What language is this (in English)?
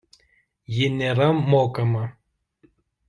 Lithuanian